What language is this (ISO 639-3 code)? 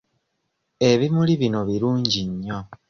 lug